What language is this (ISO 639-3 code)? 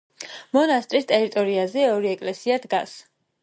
kat